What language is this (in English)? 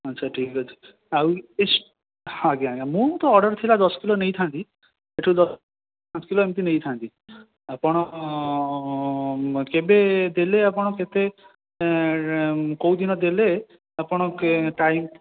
Odia